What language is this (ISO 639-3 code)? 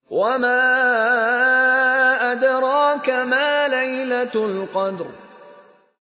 ara